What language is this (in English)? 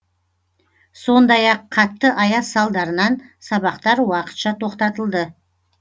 Kazakh